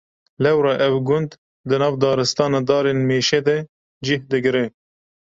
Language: Kurdish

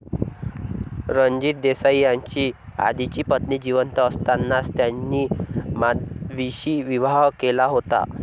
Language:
Marathi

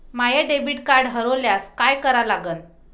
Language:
Marathi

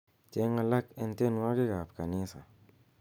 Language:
Kalenjin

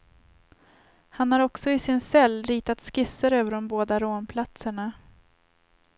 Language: Swedish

